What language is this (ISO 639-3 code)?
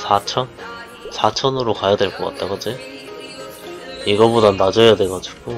kor